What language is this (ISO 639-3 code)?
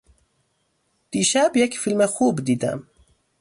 fas